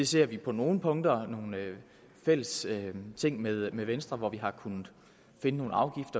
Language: Danish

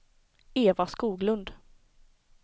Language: Swedish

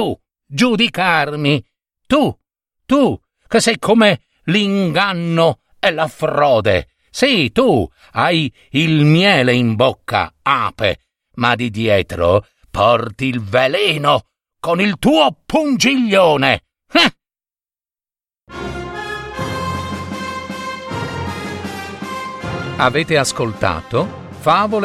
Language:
Italian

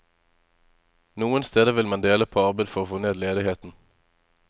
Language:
Norwegian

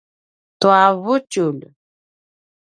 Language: Paiwan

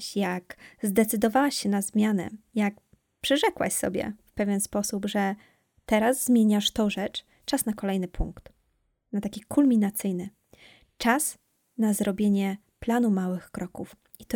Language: Polish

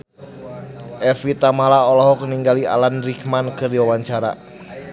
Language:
Sundanese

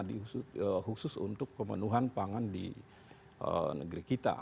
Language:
Indonesian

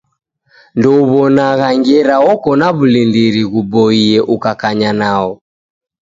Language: Taita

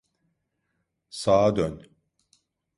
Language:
Turkish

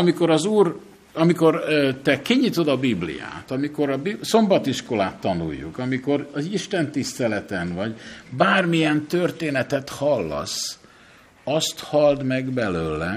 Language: Hungarian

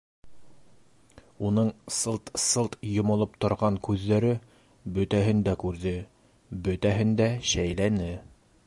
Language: Bashkir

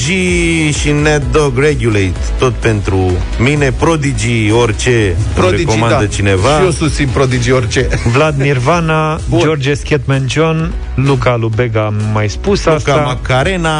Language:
Romanian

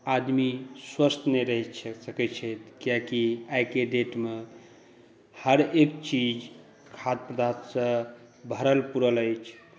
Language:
Maithili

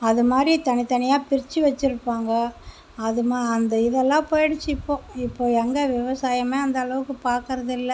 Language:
Tamil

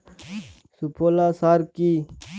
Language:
Bangla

